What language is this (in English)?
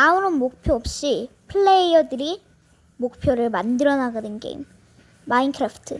Korean